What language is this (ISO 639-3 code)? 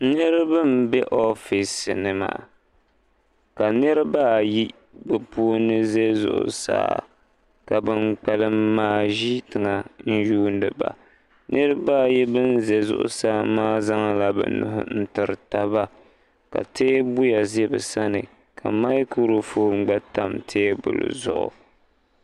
dag